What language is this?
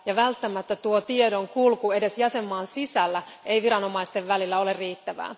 Finnish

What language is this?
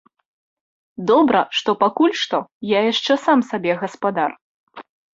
Belarusian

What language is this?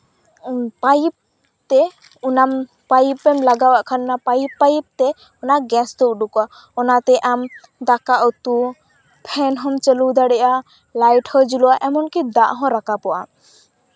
Santali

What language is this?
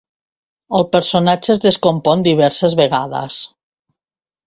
Catalan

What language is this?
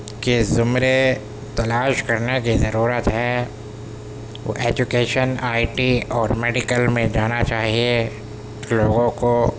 Urdu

